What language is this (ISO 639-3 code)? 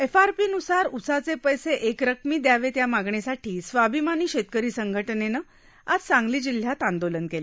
mar